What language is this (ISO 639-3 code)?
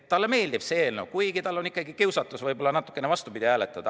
est